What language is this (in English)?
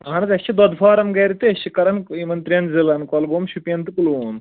Kashmiri